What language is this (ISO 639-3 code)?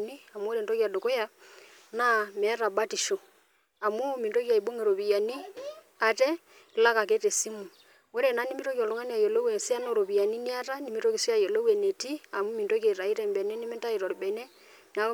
mas